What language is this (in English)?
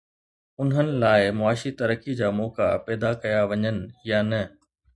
Sindhi